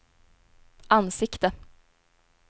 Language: Swedish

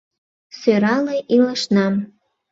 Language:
Mari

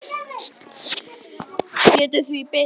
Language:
Icelandic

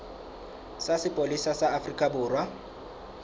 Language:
Southern Sotho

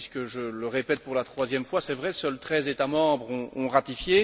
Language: French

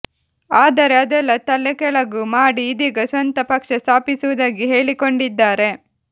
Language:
Kannada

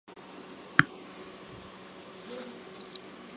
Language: Chinese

